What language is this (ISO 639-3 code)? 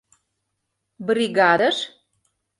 chm